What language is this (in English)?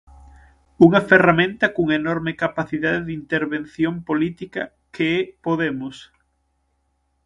Galician